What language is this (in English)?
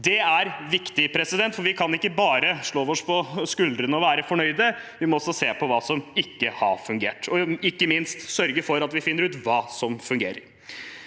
Norwegian